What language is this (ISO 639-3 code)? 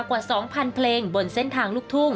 tha